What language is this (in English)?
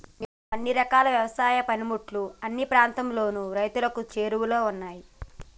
Telugu